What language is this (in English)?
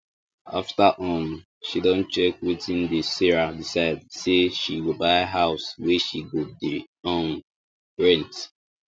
Nigerian Pidgin